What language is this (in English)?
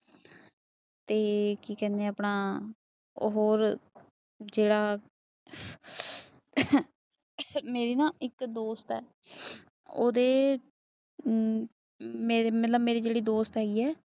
Punjabi